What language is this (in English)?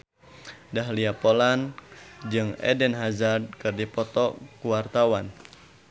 Sundanese